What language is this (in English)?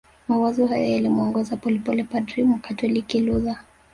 Swahili